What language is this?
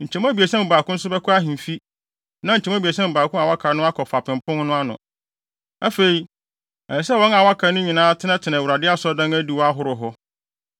Akan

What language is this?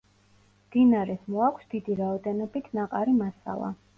Georgian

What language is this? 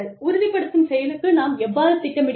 Tamil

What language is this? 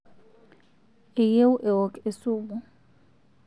Masai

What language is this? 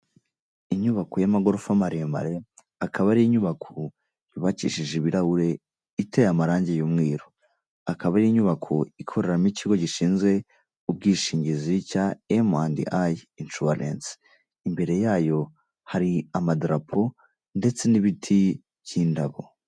Kinyarwanda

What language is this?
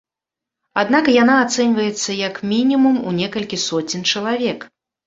Belarusian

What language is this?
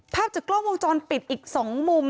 Thai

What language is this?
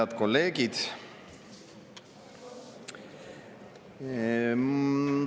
Estonian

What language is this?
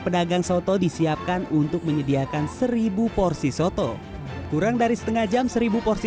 Indonesian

